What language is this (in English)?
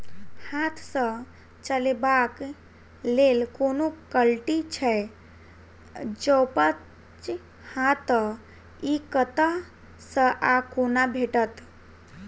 Maithili